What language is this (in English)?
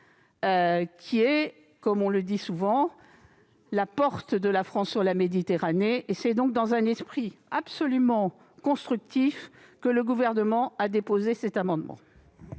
French